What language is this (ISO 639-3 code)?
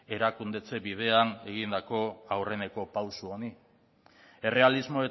eus